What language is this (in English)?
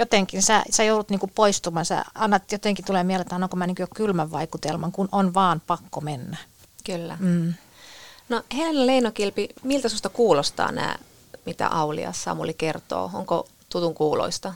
Finnish